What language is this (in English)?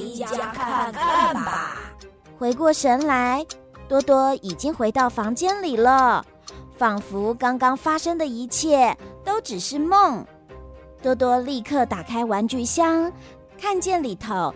Chinese